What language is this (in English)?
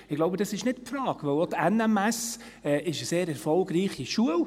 Swiss German